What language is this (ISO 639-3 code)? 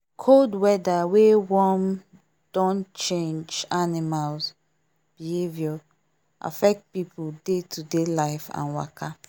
pcm